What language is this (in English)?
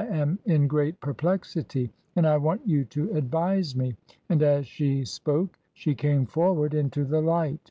English